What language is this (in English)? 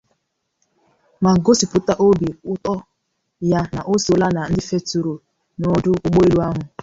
Igbo